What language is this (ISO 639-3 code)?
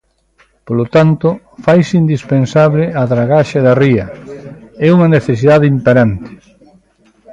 glg